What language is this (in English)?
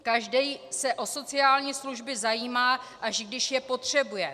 Czech